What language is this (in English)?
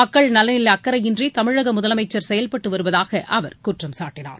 Tamil